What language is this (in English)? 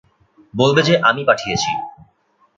Bangla